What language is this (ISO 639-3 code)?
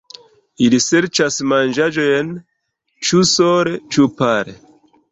epo